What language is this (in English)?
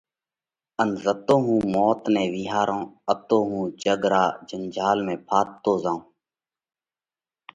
Parkari Koli